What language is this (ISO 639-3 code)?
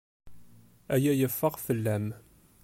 kab